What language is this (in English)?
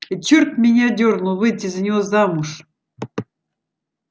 Russian